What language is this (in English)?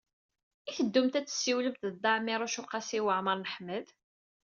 Kabyle